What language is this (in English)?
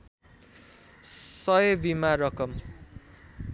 Nepali